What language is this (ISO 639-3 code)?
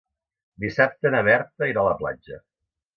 cat